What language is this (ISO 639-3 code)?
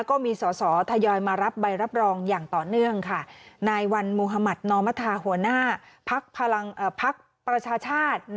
tha